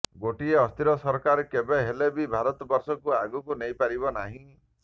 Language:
Odia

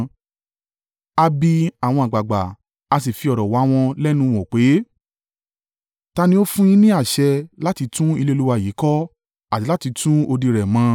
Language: Yoruba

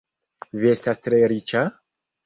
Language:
Esperanto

